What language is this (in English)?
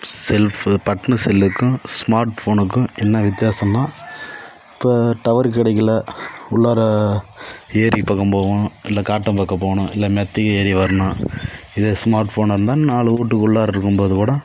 Tamil